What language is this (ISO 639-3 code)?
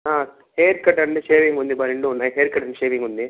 tel